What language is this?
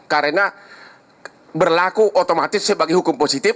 Indonesian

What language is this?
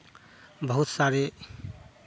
Hindi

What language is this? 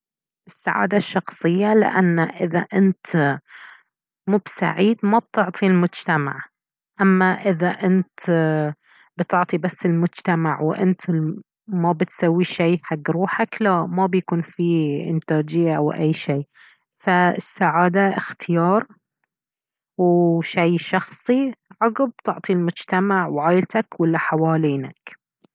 Baharna Arabic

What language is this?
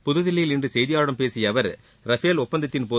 Tamil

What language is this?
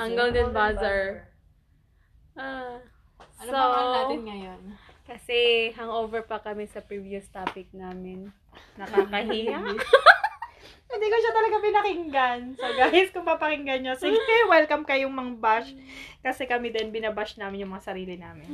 Filipino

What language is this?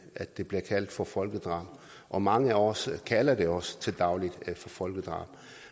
Danish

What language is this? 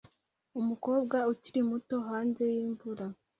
Kinyarwanda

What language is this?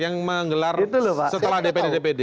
Indonesian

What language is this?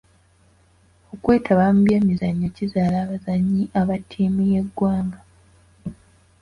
Ganda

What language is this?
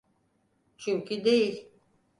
Turkish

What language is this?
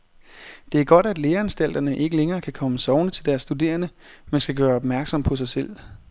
Danish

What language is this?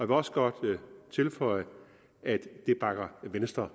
Danish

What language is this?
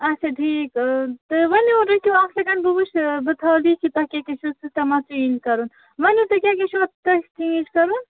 Kashmiri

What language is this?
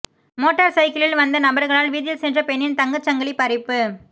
Tamil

